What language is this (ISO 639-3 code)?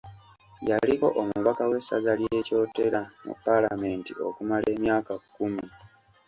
lug